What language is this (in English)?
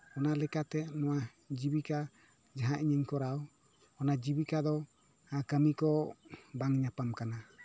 Santali